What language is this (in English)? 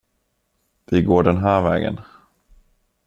Swedish